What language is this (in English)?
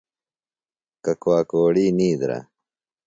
Phalura